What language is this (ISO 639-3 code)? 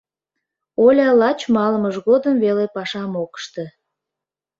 chm